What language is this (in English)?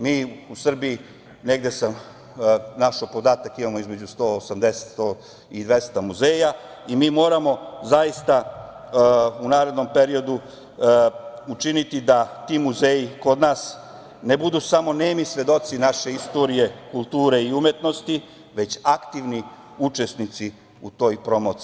Serbian